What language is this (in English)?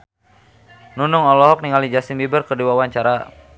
Sundanese